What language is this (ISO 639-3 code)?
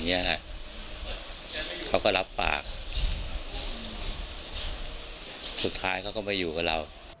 tha